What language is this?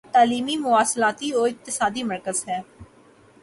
Urdu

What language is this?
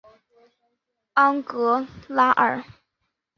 Chinese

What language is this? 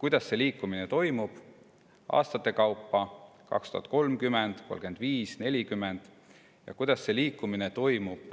Estonian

